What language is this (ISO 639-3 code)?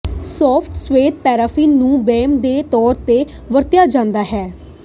pan